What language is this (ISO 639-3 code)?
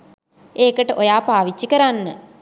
sin